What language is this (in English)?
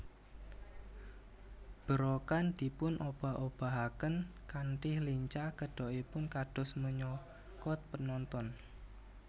Javanese